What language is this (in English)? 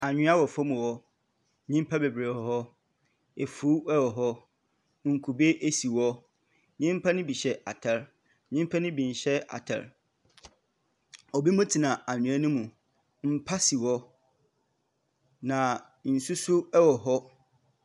Akan